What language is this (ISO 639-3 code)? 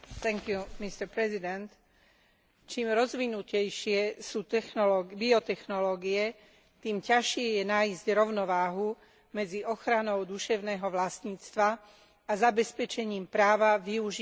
slk